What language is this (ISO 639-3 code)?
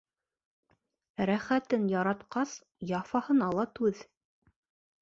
bak